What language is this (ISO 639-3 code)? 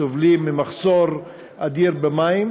heb